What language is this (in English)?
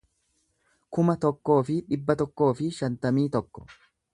Oromo